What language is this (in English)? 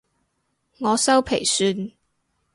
Cantonese